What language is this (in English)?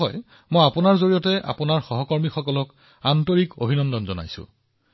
Assamese